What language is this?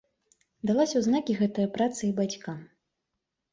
Belarusian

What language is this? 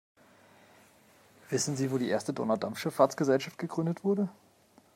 German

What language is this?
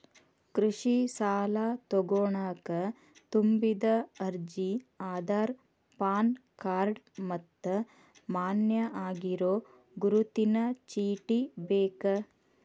Kannada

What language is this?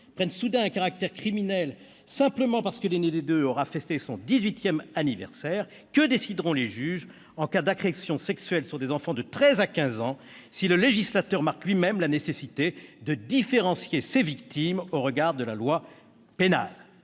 French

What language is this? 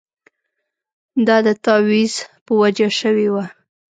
Pashto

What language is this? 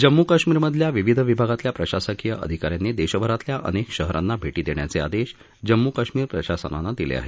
Marathi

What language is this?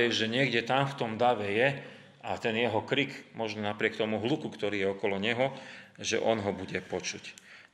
Slovak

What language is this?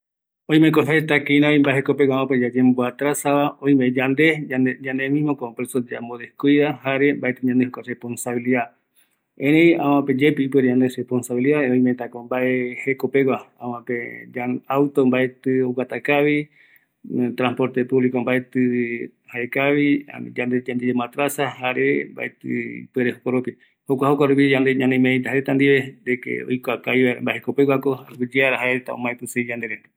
Eastern Bolivian Guaraní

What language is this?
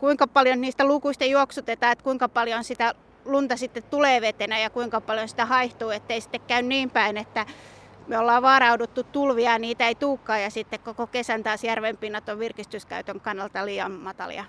Finnish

